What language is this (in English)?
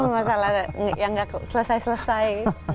Indonesian